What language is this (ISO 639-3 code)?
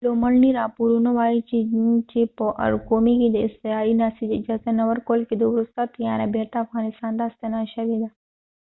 pus